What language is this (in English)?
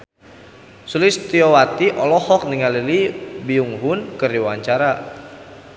Sundanese